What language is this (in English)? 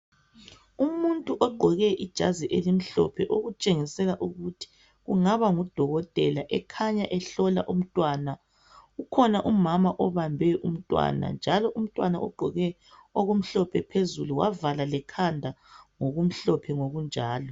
North Ndebele